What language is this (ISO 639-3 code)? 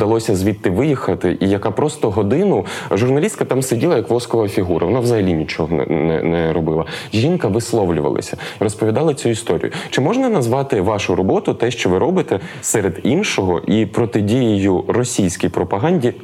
ukr